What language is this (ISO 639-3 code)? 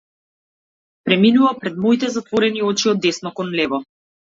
mkd